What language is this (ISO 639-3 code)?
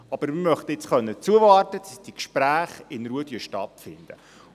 gsw